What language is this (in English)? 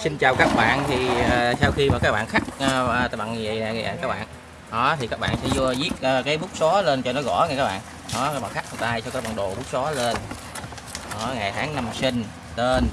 Vietnamese